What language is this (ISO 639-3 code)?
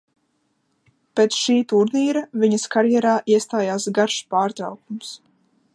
lav